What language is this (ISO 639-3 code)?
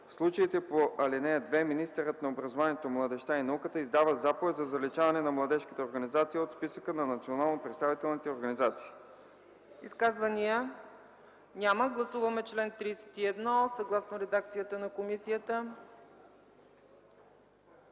bul